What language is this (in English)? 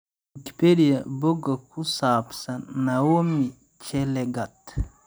Somali